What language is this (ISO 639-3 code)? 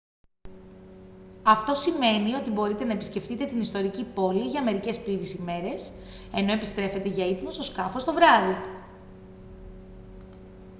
ell